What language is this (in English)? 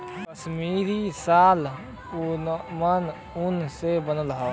Bhojpuri